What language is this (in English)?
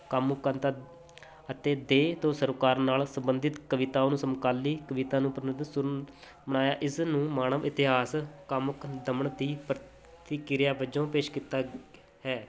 Punjabi